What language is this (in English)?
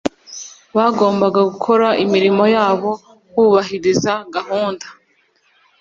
Kinyarwanda